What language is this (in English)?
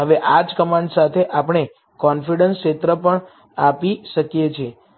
Gujarati